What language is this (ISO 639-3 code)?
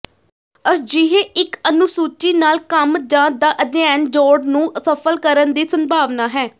pan